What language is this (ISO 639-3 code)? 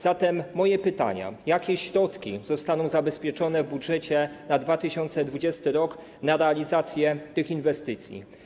pol